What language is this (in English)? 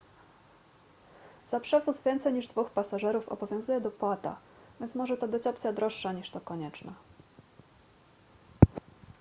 Polish